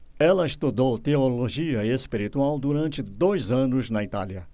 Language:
Portuguese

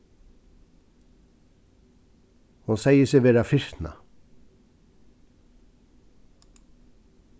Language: Faroese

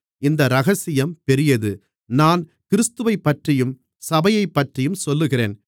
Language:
Tamil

